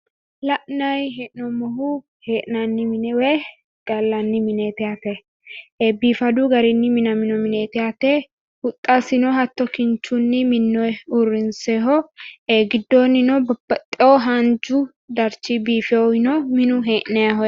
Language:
Sidamo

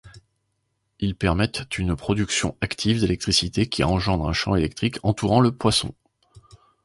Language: French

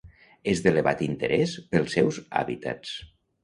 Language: Catalan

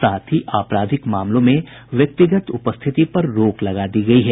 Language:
Hindi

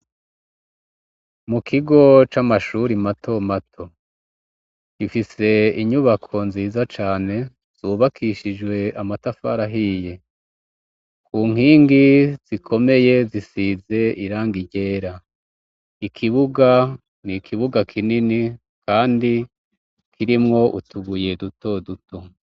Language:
Rundi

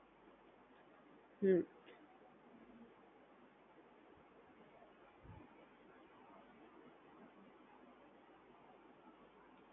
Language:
Gujarati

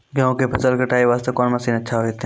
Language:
Maithili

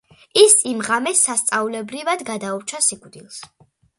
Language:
Georgian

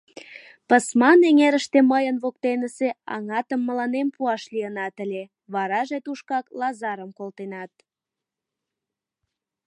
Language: Mari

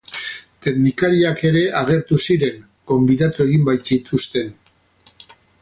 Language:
Basque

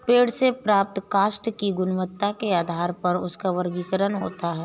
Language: Hindi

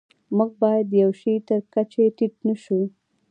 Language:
Pashto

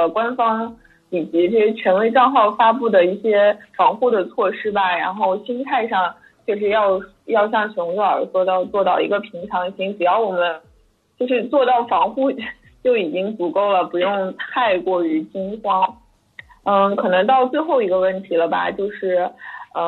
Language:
Chinese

